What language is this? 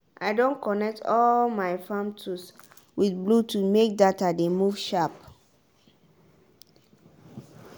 Nigerian Pidgin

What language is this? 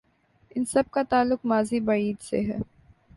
Urdu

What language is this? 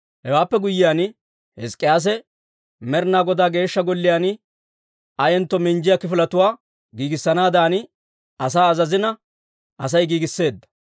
Dawro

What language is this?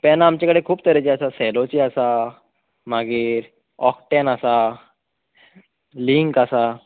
Konkani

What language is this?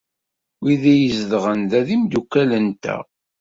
Kabyle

